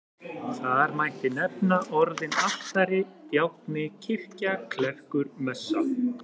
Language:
Icelandic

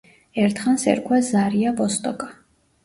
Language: Georgian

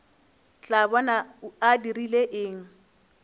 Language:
Northern Sotho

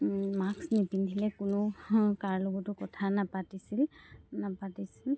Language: Assamese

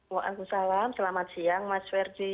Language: Indonesian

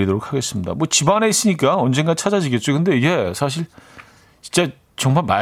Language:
Korean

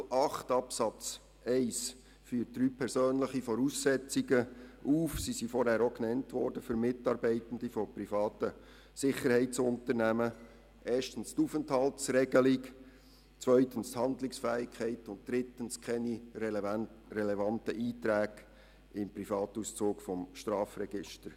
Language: Swiss German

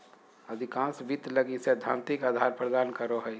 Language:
Magahi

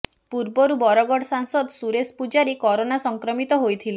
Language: Odia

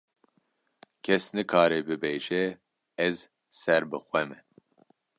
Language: Kurdish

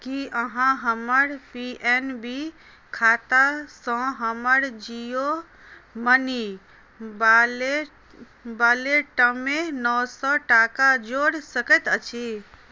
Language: Maithili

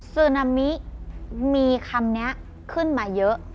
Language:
Thai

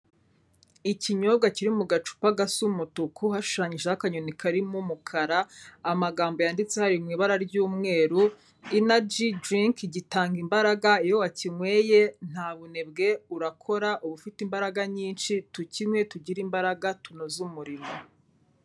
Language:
Kinyarwanda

